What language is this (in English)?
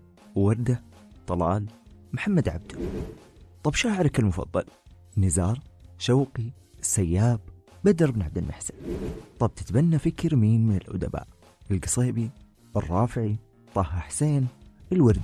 Arabic